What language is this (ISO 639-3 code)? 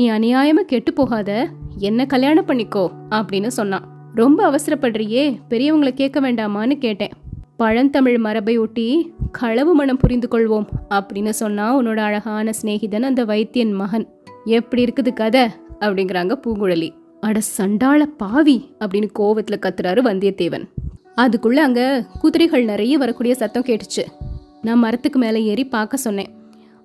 tam